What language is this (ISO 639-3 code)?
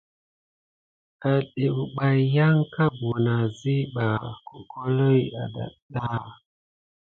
gid